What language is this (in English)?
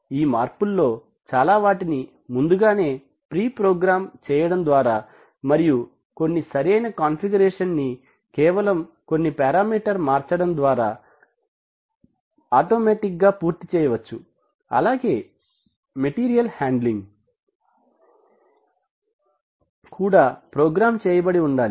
Telugu